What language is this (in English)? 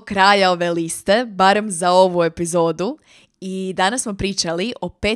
Croatian